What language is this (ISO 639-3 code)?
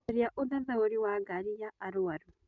kik